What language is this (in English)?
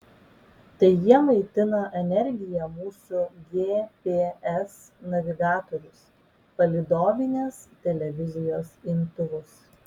Lithuanian